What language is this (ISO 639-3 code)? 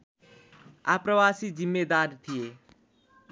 nep